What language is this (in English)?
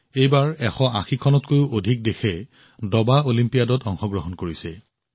Assamese